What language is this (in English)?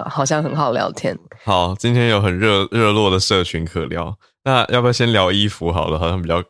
Chinese